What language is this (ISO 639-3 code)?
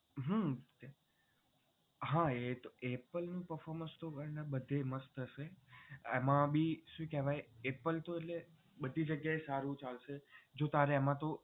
guj